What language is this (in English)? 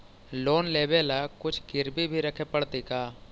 Magahi